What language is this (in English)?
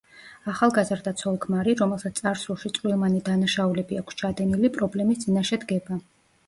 Georgian